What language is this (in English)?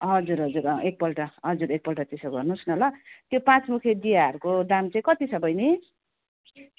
Nepali